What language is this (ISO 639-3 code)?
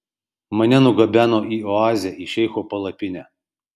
lit